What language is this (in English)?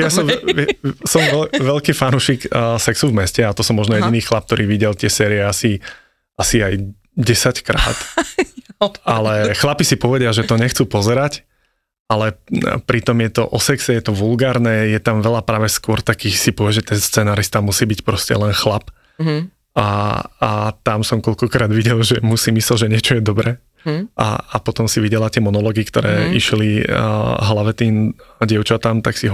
Slovak